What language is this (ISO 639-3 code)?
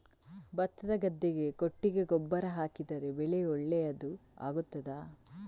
kan